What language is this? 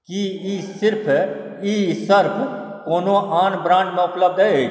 Maithili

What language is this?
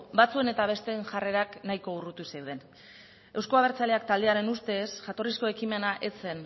Basque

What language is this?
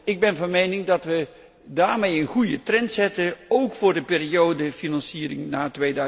Dutch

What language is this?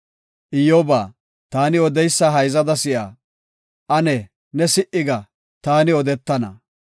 Gofa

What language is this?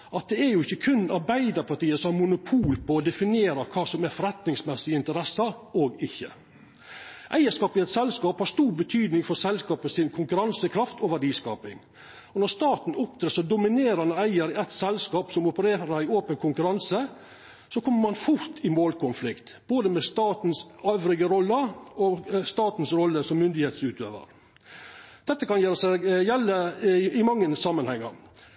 Norwegian Nynorsk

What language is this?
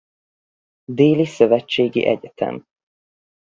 Hungarian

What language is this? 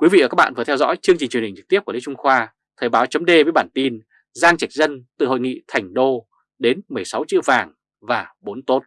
Vietnamese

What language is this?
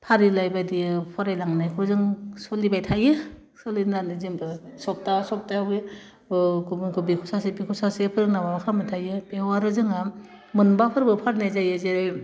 Bodo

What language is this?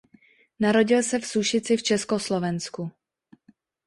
Czech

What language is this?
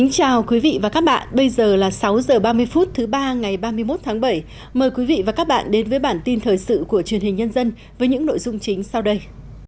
Vietnamese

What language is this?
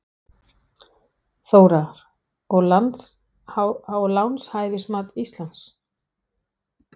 Icelandic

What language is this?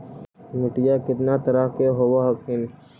Magahi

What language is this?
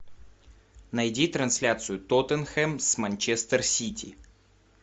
Russian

